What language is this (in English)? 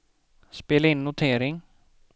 Swedish